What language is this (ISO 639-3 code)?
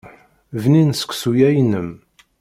kab